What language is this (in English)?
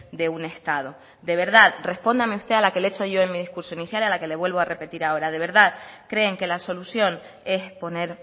Spanish